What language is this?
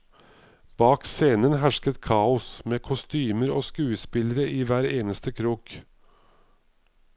Norwegian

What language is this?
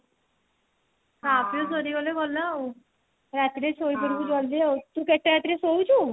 Odia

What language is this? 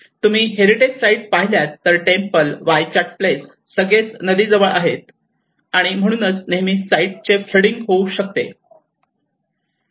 Marathi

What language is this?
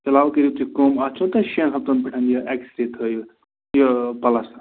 Kashmiri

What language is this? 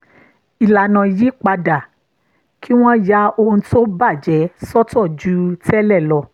Yoruba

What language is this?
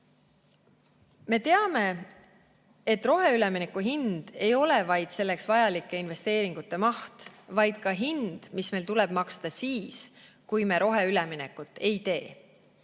Estonian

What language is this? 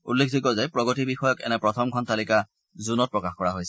Assamese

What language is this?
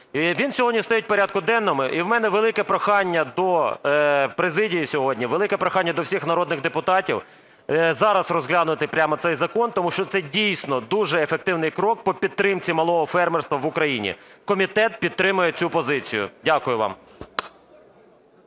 Ukrainian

